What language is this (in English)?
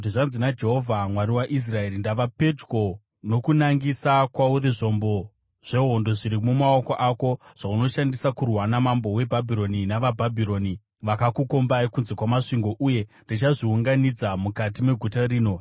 Shona